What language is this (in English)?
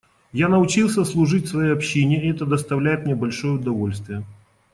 Russian